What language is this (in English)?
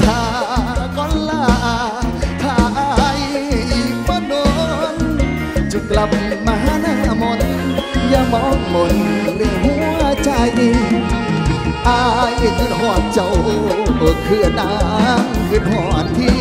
Thai